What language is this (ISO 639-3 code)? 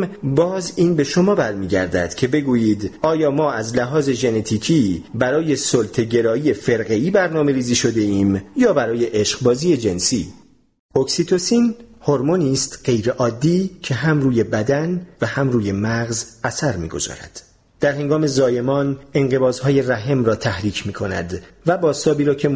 fas